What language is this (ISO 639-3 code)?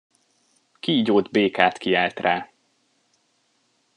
hun